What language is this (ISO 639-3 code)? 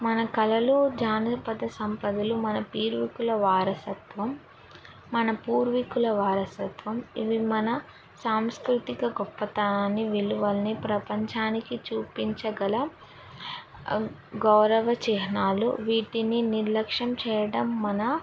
tel